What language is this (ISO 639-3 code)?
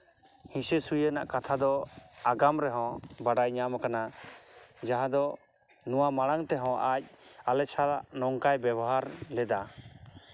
sat